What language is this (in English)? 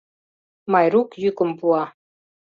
Mari